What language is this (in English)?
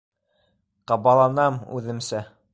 Bashkir